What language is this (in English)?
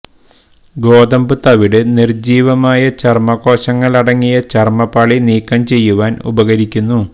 Malayalam